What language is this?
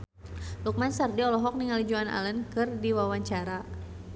Sundanese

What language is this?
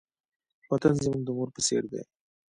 Pashto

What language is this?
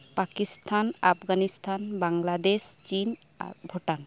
Santali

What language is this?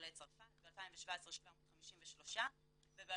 Hebrew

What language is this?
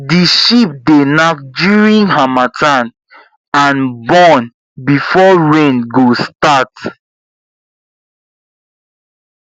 Nigerian Pidgin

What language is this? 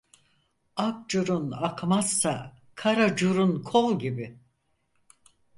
Turkish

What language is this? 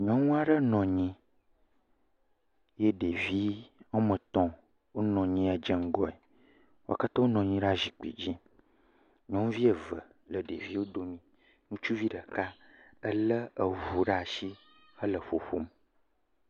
Ewe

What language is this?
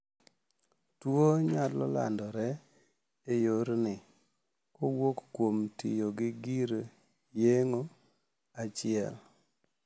Luo (Kenya and Tanzania)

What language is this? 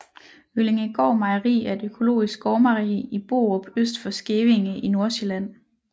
Danish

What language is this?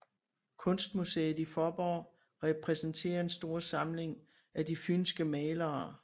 Danish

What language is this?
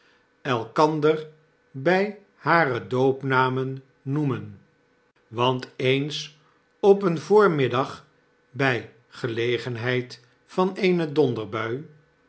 Dutch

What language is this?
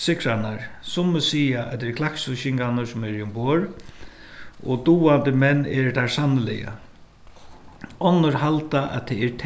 Faroese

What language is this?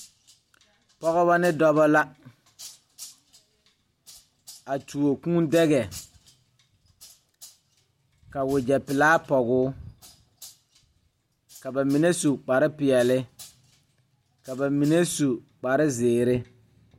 Southern Dagaare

